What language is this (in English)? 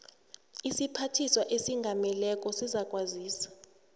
South Ndebele